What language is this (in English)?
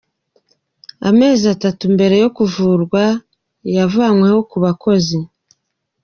Kinyarwanda